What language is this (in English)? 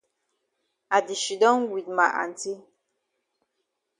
Cameroon Pidgin